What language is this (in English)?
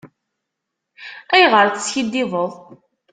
Kabyle